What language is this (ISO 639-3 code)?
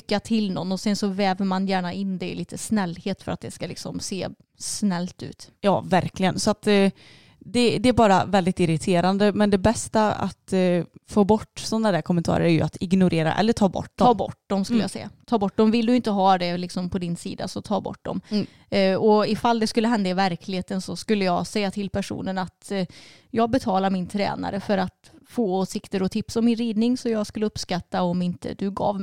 swe